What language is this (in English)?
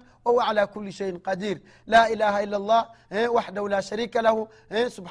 Swahili